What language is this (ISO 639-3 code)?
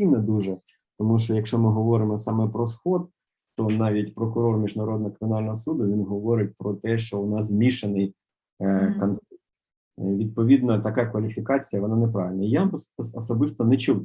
ukr